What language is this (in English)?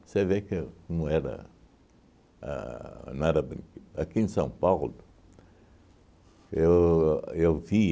Portuguese